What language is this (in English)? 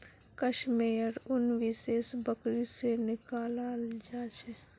Magahi